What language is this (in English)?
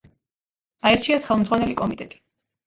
Georgian